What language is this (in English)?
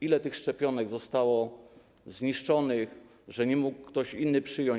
Polish